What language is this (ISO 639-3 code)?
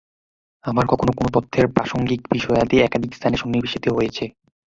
ben